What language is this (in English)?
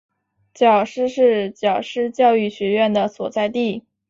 Chinese